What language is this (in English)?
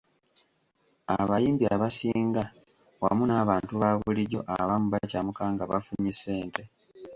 Ganda